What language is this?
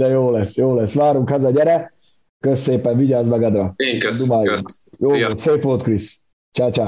Hungarian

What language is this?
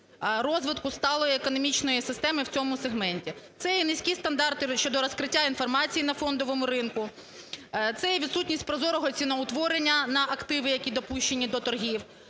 Ukrainian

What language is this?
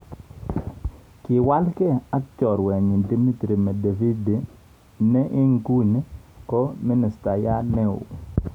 Kalenjin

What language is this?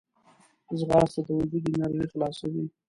Pashto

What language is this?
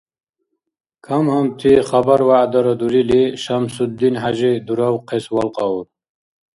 Dargwa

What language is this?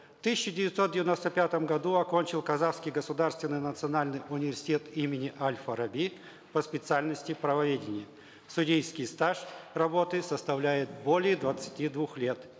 Kazakh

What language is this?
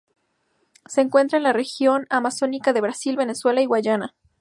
Spanish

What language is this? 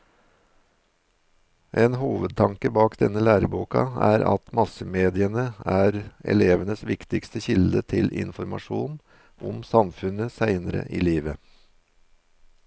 Norwegian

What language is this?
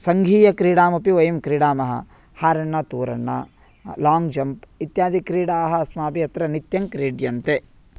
Sanskrit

